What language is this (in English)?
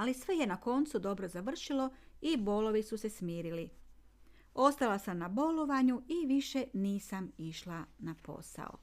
Croatian